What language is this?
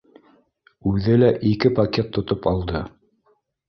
Bashkir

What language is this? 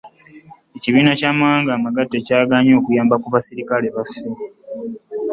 Ganda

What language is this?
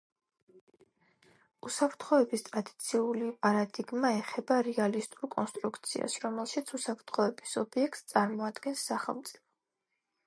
Georgian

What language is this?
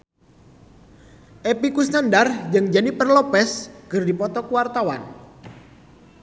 Sundanese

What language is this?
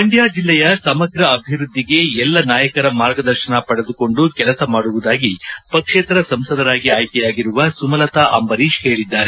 Kannada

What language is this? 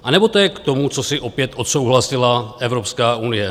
Czech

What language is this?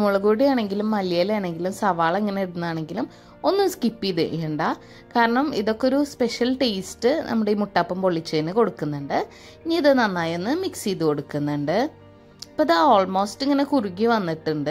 Arabic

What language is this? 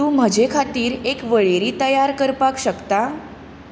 Konkani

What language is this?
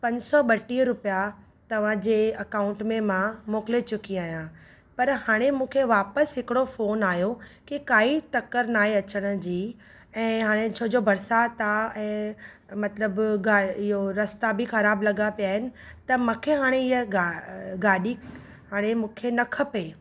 Sindhi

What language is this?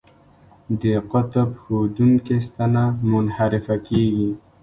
Pashto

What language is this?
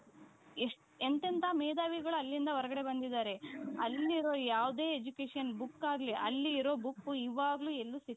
Kannada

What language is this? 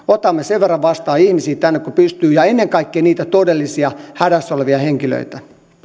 Finnish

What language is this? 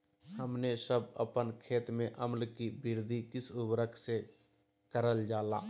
Magahi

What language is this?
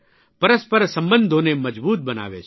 Gujarati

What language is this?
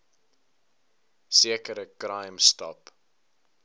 Afrikaans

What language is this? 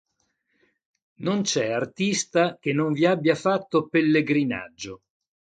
Italian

